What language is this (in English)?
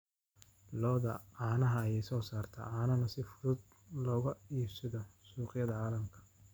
Somali